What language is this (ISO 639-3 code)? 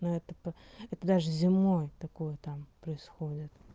rus